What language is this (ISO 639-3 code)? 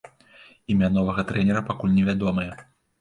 bel